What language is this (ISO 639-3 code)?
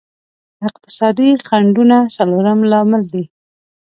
pus